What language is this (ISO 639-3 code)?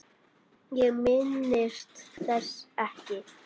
isl